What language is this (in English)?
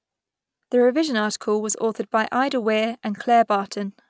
English